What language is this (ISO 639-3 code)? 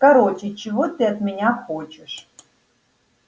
rus